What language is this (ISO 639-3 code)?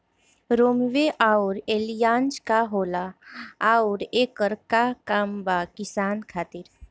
bho